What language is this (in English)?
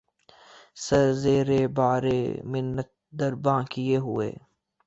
Urdu